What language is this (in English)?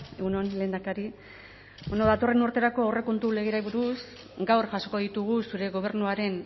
Basque